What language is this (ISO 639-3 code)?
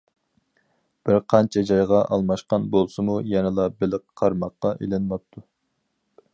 uig